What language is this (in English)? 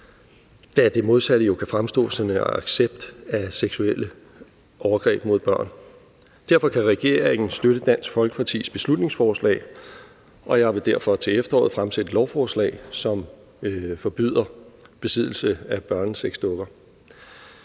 Danish